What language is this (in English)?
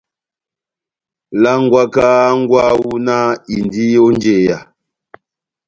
Batanga